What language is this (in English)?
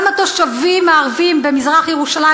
Hebrew